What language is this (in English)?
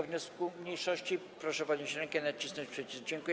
Polish